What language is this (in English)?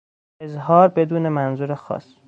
Persian